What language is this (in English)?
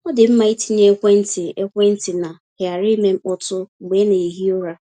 Igbo